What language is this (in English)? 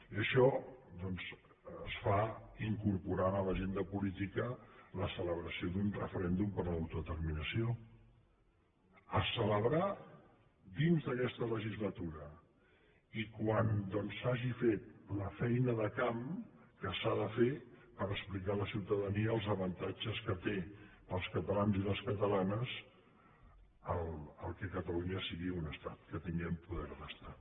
Catalan